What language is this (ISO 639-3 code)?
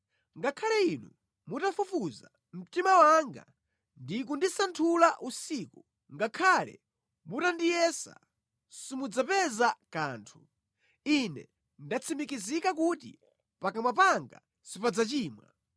nya